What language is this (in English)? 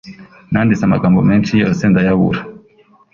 Kinyarwanda